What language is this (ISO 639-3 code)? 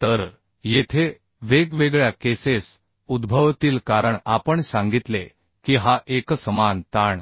mar